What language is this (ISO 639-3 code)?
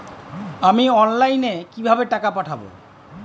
ben